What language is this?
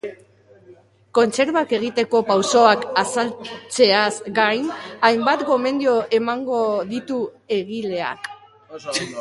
Basque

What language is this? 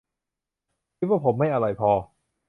Thai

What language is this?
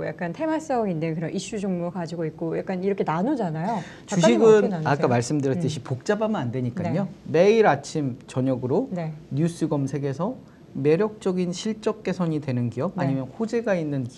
Korean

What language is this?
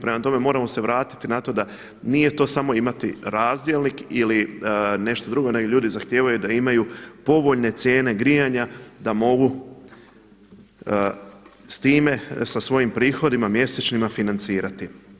Croatian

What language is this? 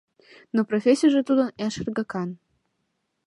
Mari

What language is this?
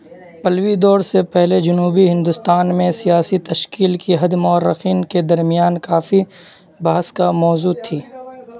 Urdu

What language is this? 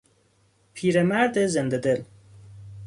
Persian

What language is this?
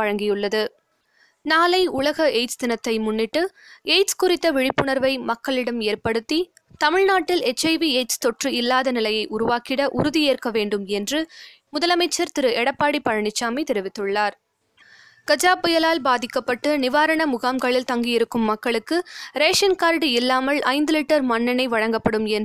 Tamil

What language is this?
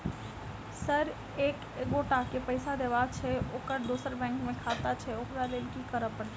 Maithili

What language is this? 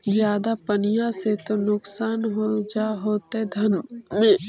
Magahi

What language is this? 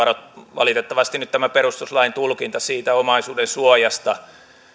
Finnish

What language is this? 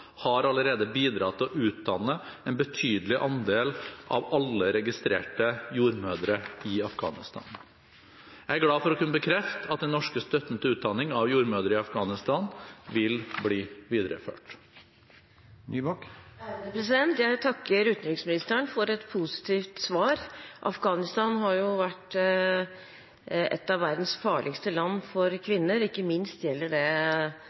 Norwegian Bokmål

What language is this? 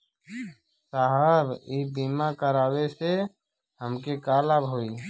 Bhojpuri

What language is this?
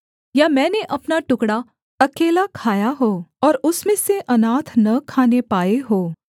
Hindi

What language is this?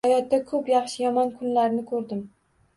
Uzbek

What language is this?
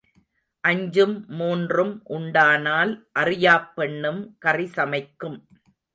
Tamil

